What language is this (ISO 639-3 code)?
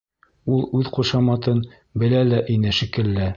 bak